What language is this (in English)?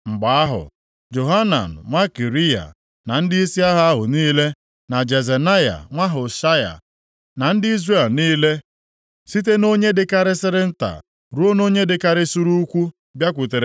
Igbo